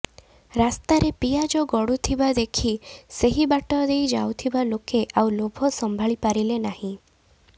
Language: Odia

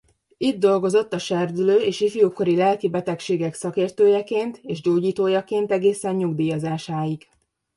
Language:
Hungarian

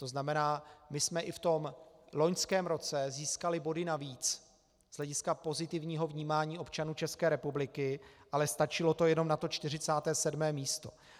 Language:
Czech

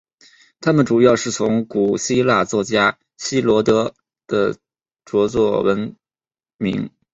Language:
Chinese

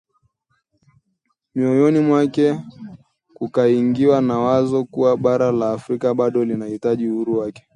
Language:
Swahili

